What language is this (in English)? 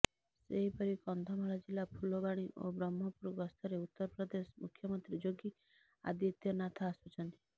Odia